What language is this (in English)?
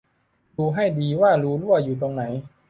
Thai